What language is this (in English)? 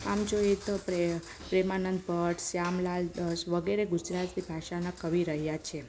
Gujarati